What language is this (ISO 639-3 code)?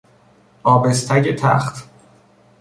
fas